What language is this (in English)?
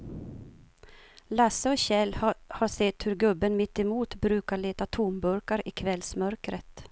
Swedish